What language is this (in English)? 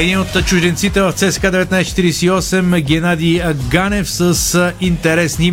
Bulgarian